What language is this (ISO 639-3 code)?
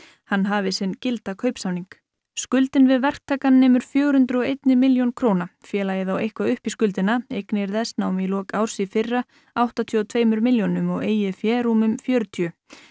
isl